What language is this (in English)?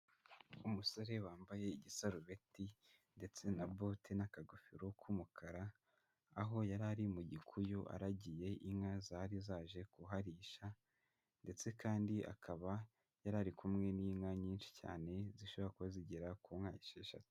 Kinyarwanda